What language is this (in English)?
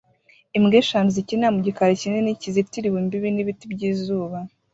Kinyarwanda